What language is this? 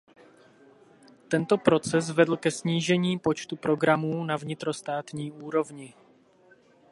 Czech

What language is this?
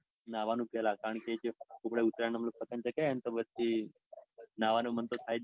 Gujarati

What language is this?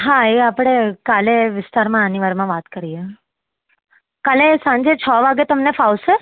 Gujarati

